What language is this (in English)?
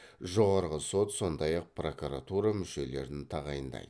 Kazakh